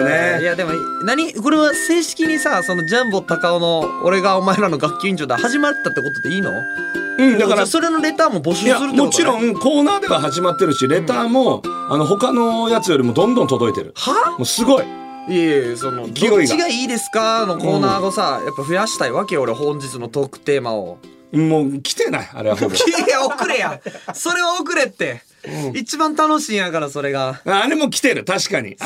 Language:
Japanese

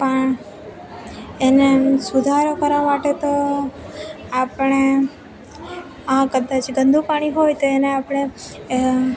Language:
Gujarati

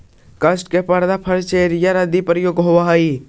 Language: Magahi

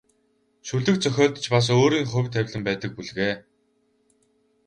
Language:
Mongolian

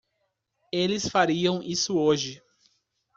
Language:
Portuguese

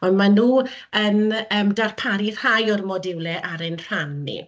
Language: Welsh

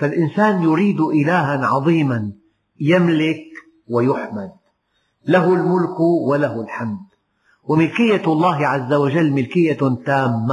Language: Arabic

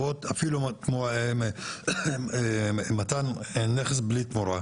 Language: Hebrew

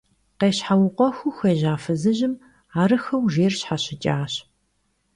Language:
Kabardian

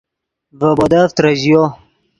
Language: Yidgha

